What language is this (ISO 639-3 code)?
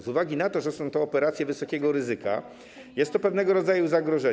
pol